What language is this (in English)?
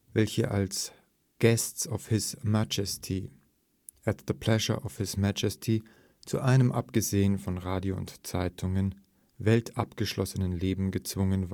German